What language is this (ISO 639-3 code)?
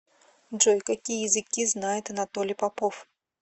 rus